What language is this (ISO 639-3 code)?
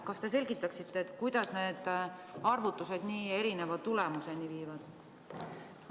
est